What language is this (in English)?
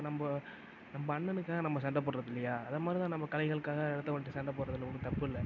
Tamil